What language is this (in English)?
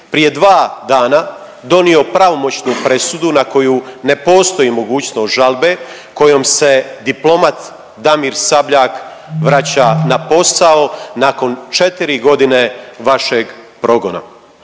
Croatian